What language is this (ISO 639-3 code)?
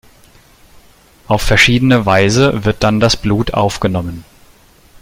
deu